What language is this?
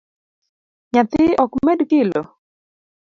Luo (Kenya and Tanzania)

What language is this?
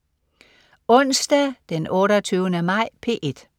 Danish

